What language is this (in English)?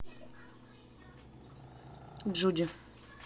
Russian